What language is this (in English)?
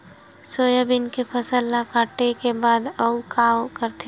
Chhattisgarhi